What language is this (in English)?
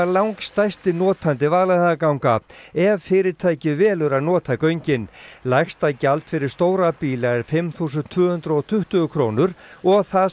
Icelandic